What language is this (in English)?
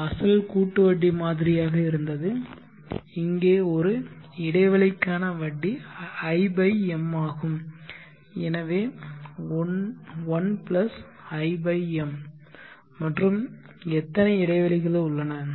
Tamil